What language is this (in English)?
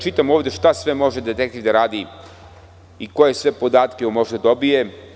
Serbian